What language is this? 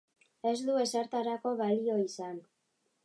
Basque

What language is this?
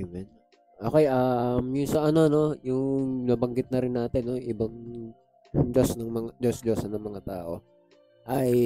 Filipino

